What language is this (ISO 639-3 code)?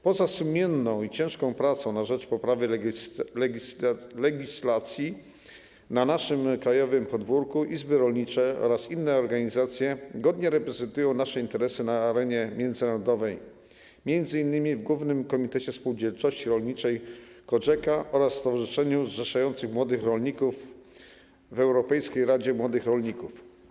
pol